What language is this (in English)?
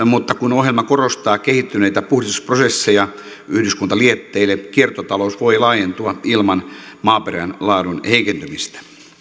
Finnish